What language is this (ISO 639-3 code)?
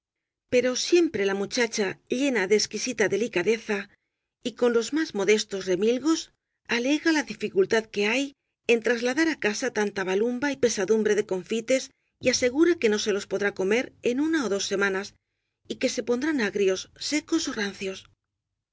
spa